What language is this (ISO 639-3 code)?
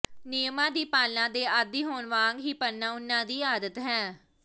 pan